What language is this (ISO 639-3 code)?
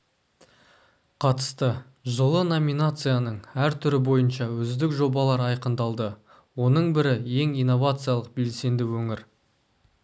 kaz